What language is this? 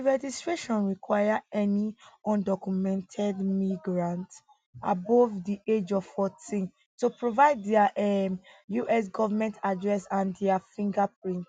Nigerian Pidgin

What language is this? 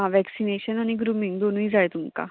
Konkani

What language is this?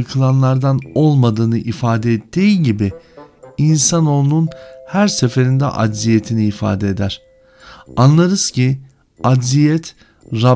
Turkish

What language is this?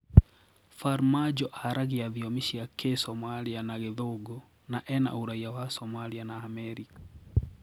Kikuyu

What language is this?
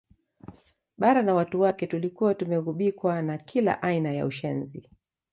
Swahili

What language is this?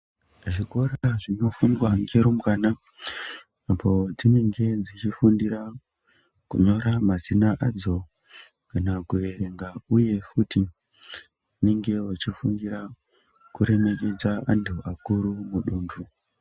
Ndau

